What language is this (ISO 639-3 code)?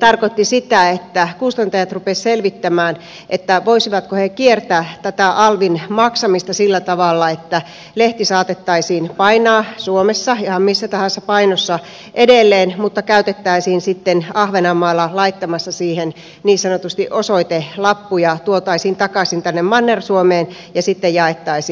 fin